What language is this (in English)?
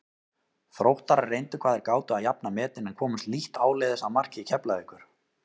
Icelandic